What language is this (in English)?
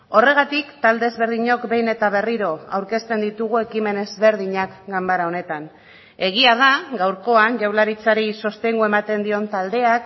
Basque